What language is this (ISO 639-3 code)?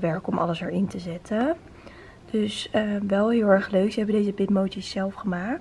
nld